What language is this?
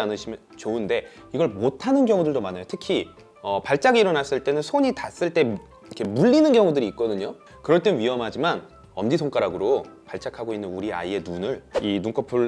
Korean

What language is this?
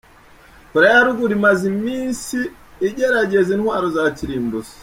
Kinyarwanda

